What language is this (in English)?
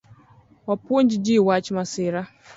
Luo (Kenya and Tanzania)